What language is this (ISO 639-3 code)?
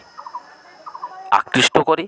ben